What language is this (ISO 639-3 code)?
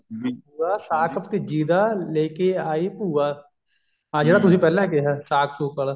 pan